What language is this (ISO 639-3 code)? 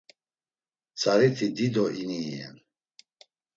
lzz